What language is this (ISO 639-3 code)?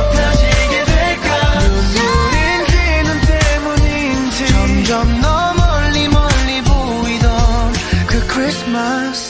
kor